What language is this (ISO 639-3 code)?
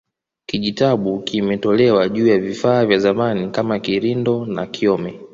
swa